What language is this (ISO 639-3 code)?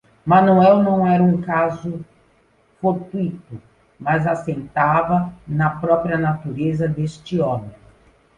por